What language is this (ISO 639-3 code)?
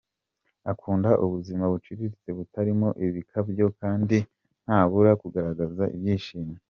kin